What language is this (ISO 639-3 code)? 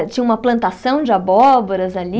por